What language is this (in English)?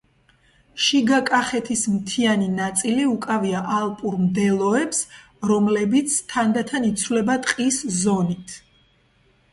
Georgian